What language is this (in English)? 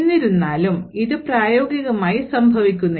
Malayalam